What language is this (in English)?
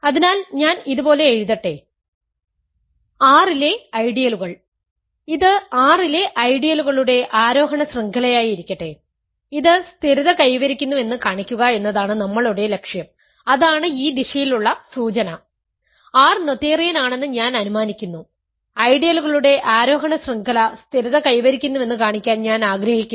Malayalam